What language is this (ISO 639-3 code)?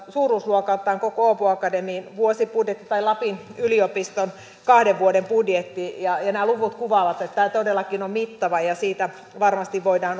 fin